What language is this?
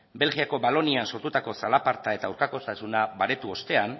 Basque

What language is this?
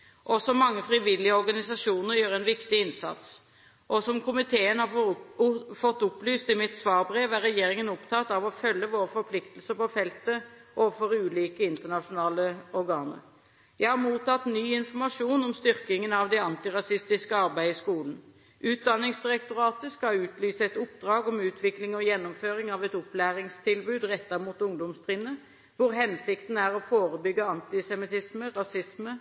Norwegian Bokmål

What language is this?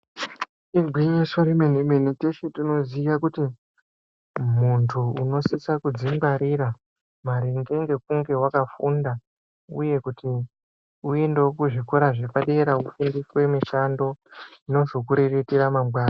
Ndau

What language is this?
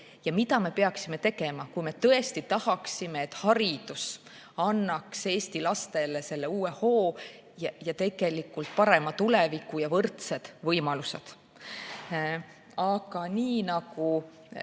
Estonian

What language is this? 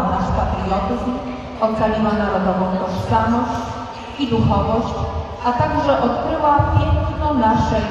Polish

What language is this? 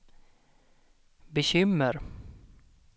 Swedish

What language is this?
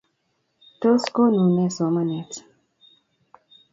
Kalenjin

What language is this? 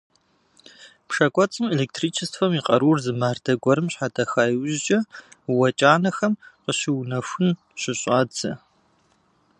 Kabardian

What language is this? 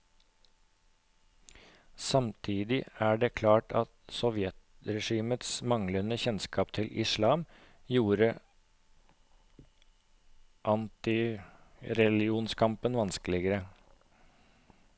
Norwegian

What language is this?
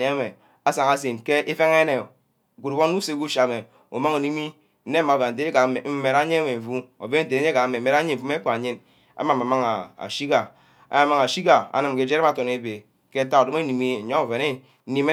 Ubaghara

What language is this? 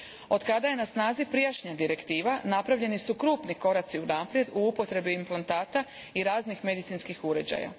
Croatian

